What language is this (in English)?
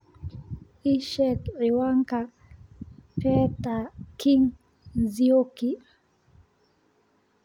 Somali